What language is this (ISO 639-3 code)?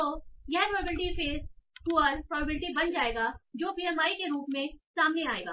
hin